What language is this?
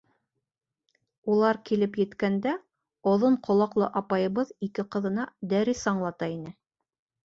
Bashkir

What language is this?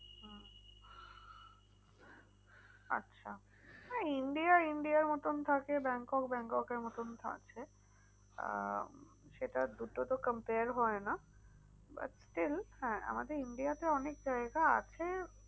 Bangla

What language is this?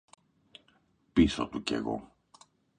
Greek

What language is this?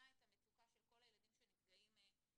Hebrew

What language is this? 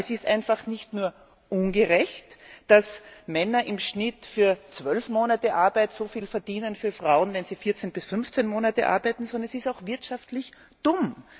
German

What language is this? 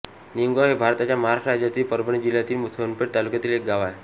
Marathi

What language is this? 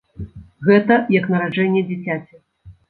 Belarusian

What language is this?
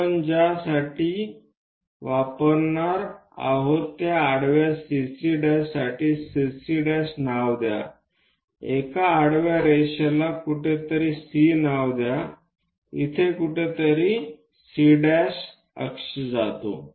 Marathi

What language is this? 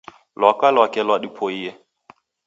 Taita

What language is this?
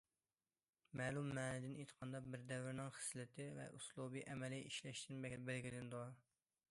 Uyghur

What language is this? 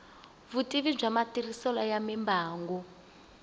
Tsonga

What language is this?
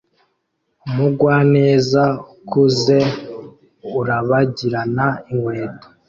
Kinyarwanda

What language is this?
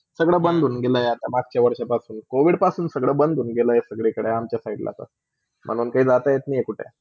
Marathi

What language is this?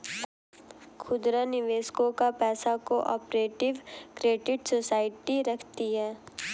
Hindi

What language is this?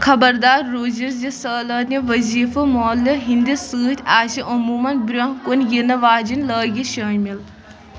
Kashmiri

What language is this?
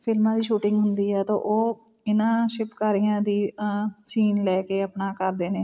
Punjabi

